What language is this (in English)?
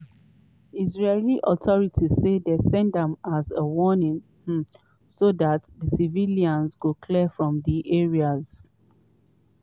Nigerian Pidgin